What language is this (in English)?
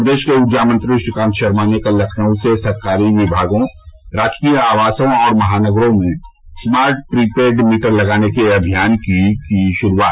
Hindi